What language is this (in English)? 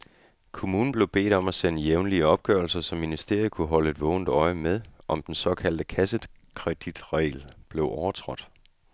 Danish